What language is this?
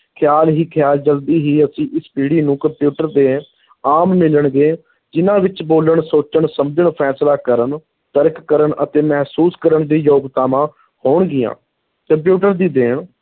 Punjabi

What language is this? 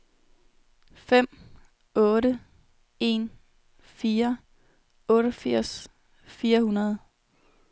Danish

